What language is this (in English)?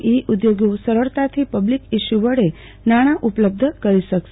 Gujarati